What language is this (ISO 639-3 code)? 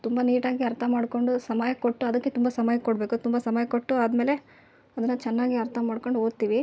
kan